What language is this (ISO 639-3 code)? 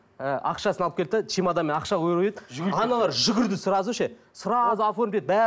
kaz